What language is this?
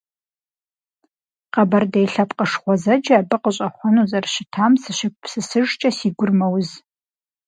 Kabardian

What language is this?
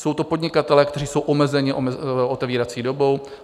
Czech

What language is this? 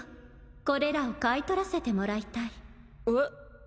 Japanese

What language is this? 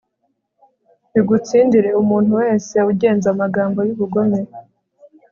Kinyarwanda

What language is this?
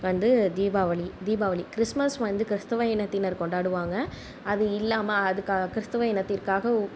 Tamil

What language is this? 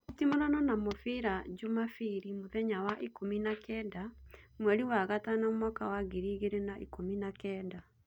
Kikuyu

